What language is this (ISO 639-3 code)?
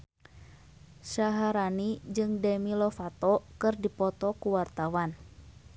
sun